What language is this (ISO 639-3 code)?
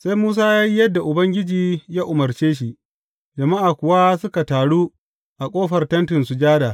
hau